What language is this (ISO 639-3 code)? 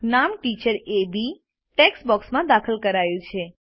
guj